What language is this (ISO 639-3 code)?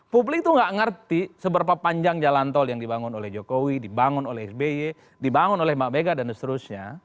ind